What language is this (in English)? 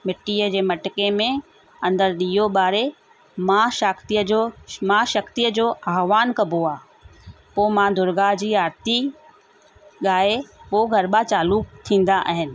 Sindhi